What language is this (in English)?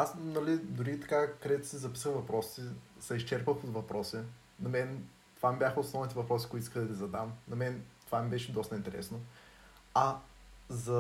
Bulgarian